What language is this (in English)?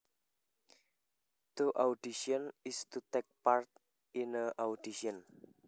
Javanese